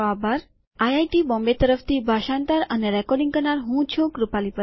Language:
Gujarati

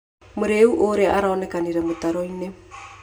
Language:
Kikuyu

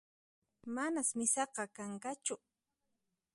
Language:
Puno Quechua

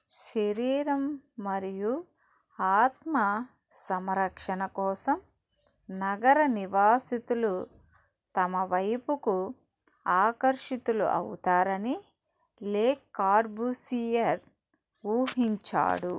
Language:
Telugu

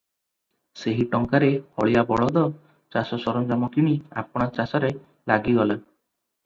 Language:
Odia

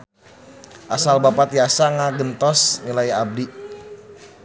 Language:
Sundanese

